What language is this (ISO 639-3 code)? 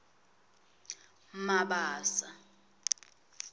ssw